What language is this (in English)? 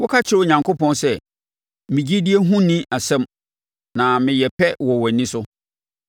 Akan